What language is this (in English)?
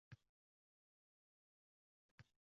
Uzbek